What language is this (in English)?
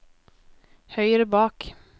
Norwegian